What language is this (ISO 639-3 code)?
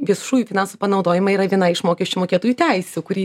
lit